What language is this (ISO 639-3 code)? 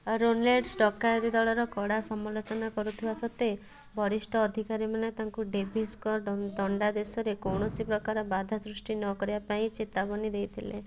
ori